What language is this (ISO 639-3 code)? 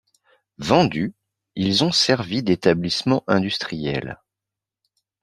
fra